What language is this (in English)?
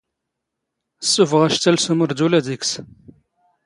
Standard Moroccan Tamazight